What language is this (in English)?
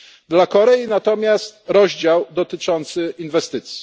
Polish